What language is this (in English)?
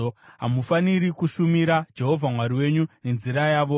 Shona